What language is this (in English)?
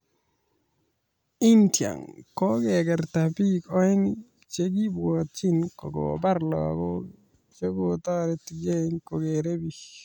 Kalenjin